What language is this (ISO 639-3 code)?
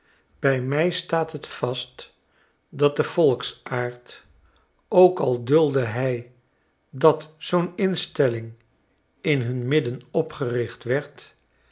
nld